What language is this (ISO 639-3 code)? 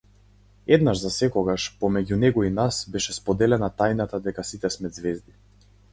mkd